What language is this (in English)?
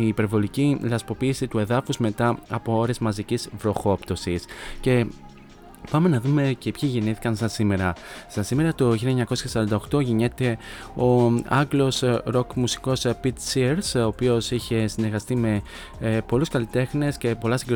Greek